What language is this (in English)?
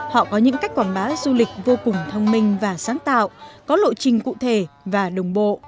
Vietnamese